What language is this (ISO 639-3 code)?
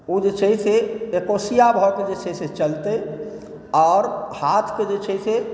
mai